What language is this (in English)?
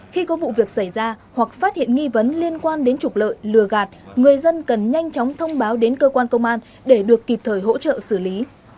Vietnamese